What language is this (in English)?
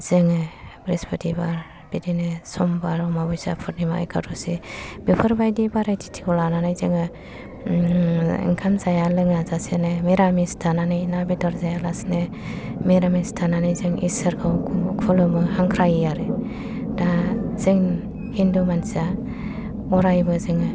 Bodo